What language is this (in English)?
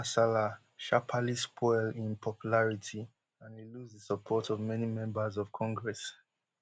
Nigerian Pidgin